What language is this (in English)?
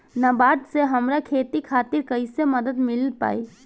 Bhojpuri